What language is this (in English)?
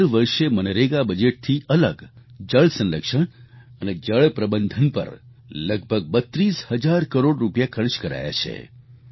Gujarati